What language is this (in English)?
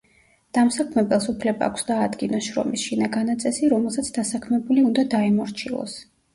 Georgian